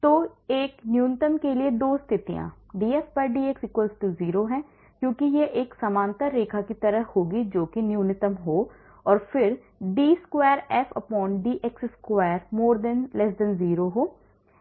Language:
Hindi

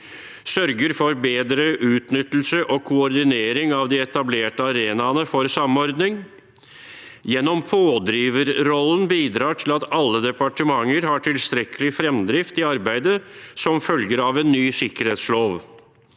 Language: Norwegian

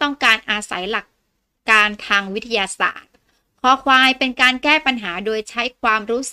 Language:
Thai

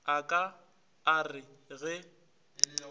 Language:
Northern Sotho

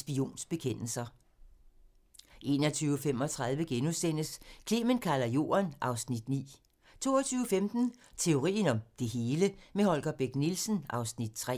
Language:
Danish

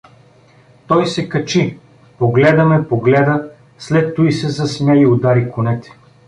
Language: Bulgarian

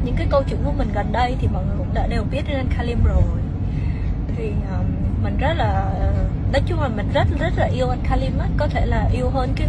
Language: Vietnamese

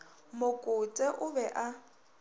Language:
Northern Sotho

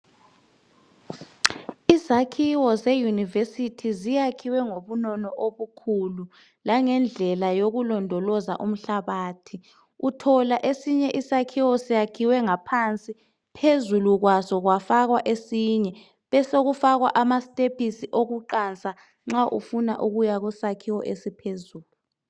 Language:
North Ndebele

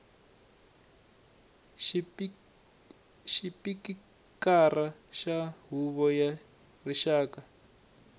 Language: Tsonga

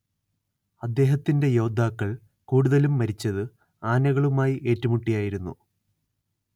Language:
Malayalam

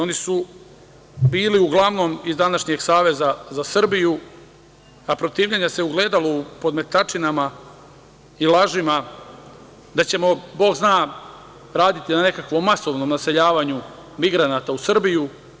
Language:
Serbian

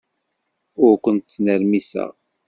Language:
Kabyle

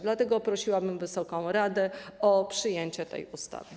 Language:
Polish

